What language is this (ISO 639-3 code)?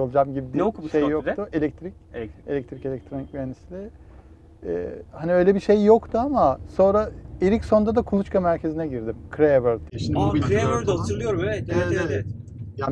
tur